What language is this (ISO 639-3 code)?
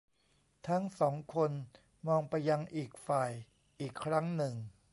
tha